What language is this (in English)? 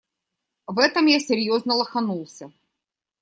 Russian